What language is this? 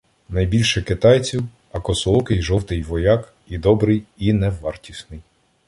Ukrainian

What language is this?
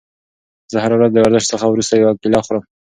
Pashto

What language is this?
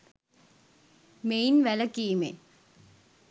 Sinhala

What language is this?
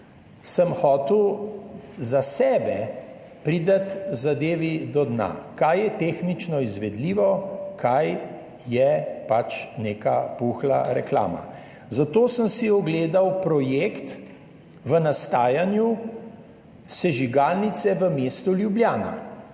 Slovenian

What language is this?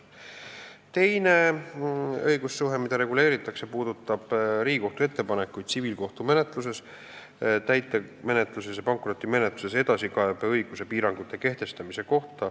Estonian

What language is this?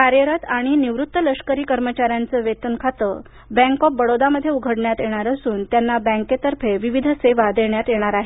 Marathi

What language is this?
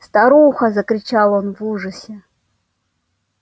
Russian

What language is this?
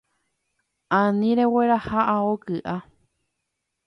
Guarani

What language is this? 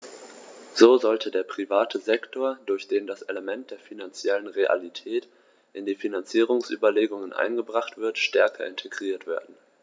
German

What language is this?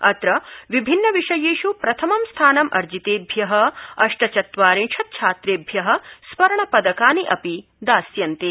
Sanskrit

